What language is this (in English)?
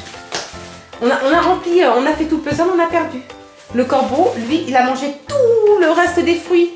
French